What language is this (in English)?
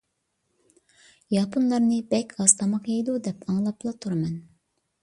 Uyghur